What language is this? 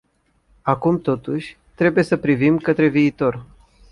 Romanian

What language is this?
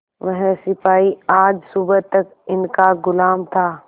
Hindi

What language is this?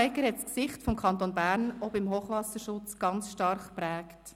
Swiss German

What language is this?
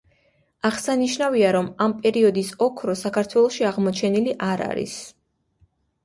Georgian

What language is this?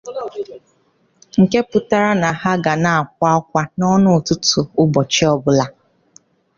Igbo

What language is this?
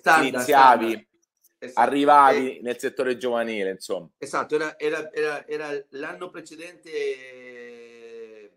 Italian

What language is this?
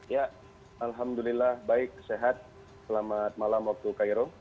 Indonesian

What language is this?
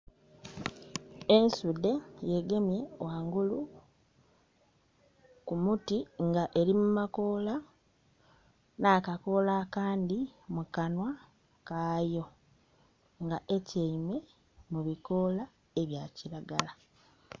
Soga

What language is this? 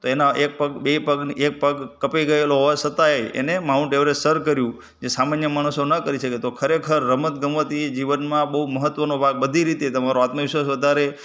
Gujarati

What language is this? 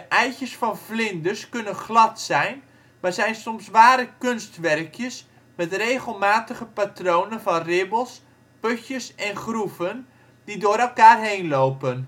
Dutch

